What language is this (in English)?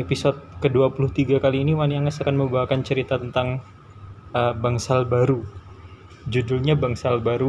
Indonesian